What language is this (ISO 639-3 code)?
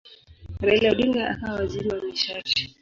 swa